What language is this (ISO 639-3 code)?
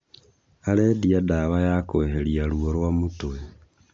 kik